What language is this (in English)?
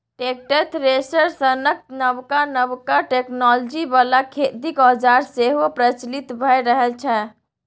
Maithili